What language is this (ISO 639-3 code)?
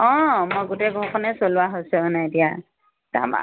asm